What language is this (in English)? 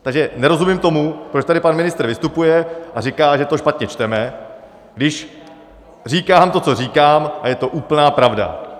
Czech